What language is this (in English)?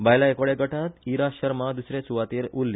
Konkani